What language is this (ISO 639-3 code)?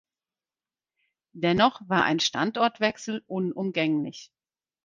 deu